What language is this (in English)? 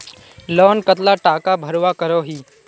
Magahi